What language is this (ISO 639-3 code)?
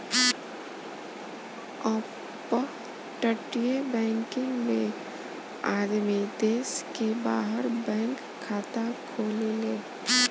bho